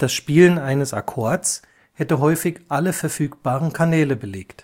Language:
German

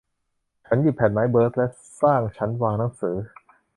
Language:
Thai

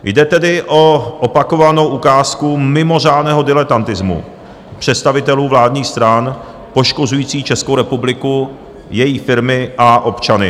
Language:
Czech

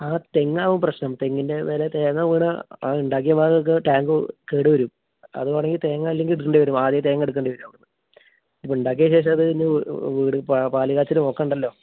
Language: Malayalam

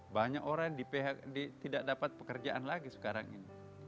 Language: Indonesian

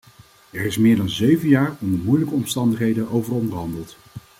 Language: Dutch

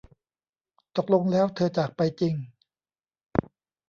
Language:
Thai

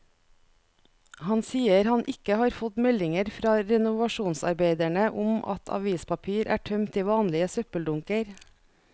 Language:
Norwegian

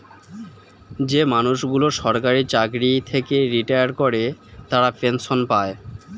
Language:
Bangla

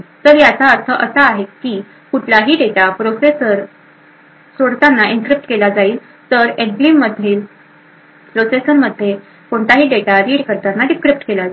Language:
Marathi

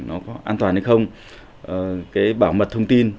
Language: Vietnamese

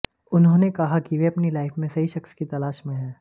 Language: Hindi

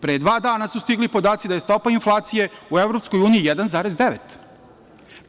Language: Serbian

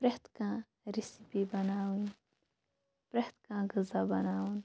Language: Kashmiri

